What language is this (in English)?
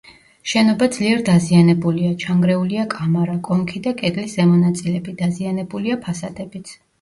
Georgian